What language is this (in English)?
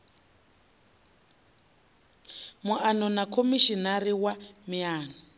Venda